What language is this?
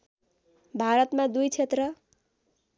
Nepali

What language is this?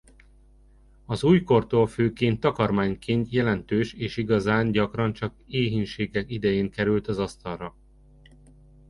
Hungarian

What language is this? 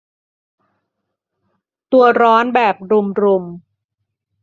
Thai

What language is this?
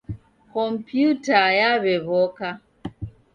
Taita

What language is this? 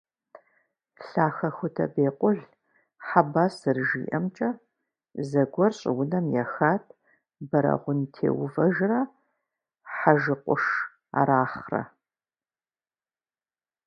Kabardian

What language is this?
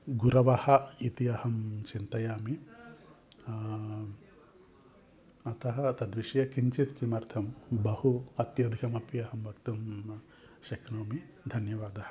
Sanskrit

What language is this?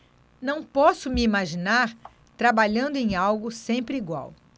Portuguese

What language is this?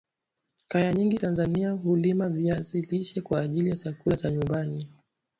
Swahili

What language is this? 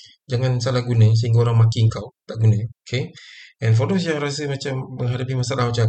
Malay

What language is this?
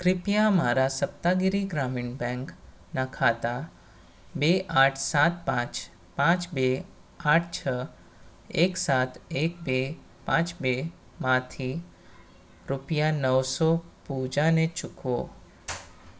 Gujarati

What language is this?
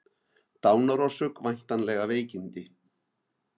Icelandic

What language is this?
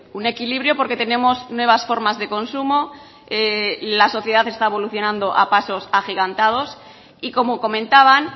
Spanish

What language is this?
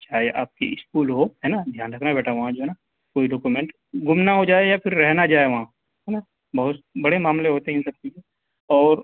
Urdu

